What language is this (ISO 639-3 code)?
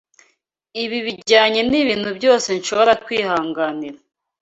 kin